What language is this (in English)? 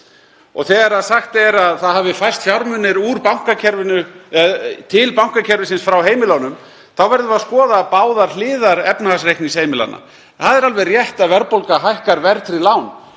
Icelandic